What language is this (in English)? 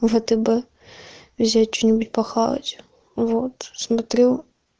Russian